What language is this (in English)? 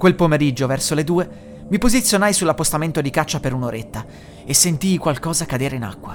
Italian